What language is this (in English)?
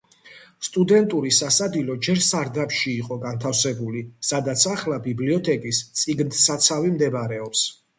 Georgian